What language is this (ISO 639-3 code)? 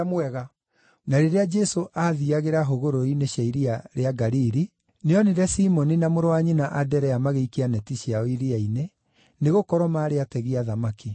kik